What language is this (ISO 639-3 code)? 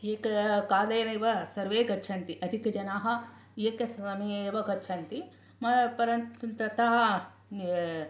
san